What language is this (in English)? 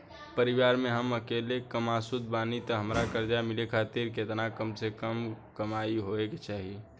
Bhojpuri